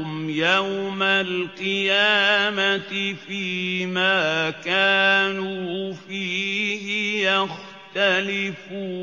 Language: Arabic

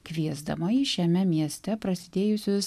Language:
Lithuanian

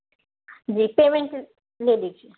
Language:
Urdu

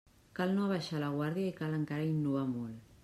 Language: Catalan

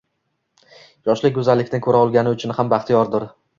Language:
Uzbek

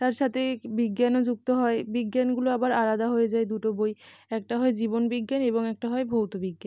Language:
Bangla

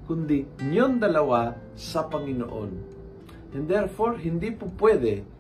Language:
Filipino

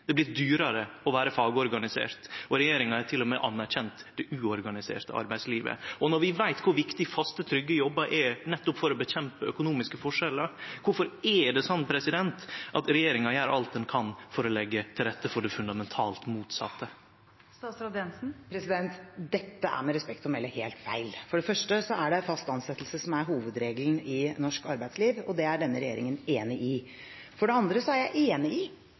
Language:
Norwegian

